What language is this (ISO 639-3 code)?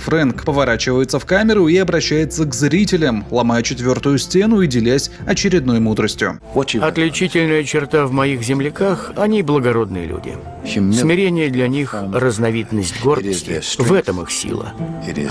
rus